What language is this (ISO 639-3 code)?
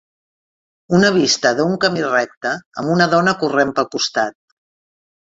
cat